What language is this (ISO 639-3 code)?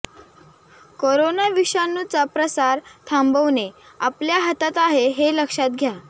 mar